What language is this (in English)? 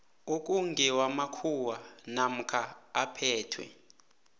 South Ndebele